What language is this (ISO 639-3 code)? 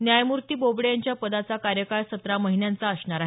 mar